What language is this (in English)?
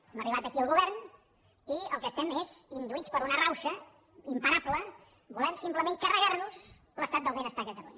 Catalan